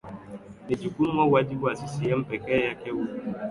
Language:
Swahili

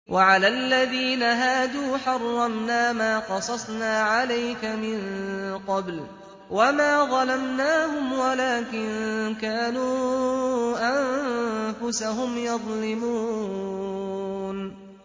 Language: Arabic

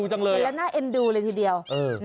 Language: Thai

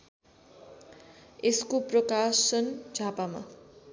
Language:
Nepali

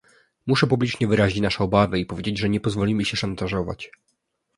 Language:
Polish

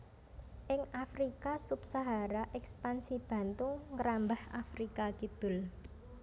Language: Javanese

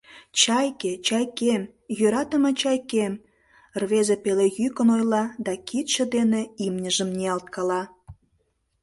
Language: Mari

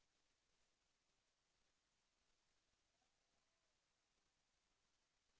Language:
Thai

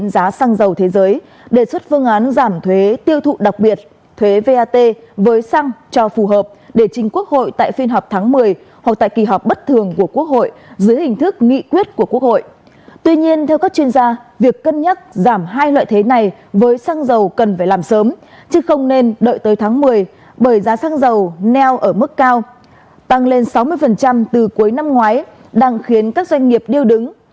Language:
Vietnamese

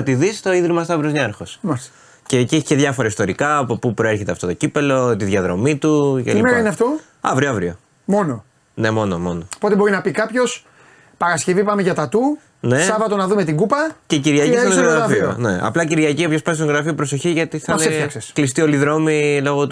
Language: Greek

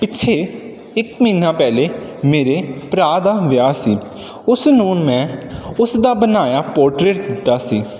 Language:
Punjabi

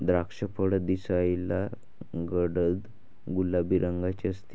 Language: Marathi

